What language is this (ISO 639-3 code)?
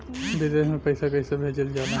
bho